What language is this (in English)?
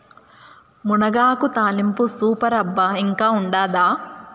Telugu